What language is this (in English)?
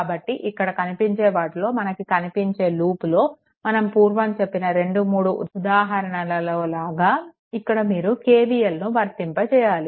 Telugu